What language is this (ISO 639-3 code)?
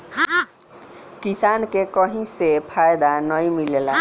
bho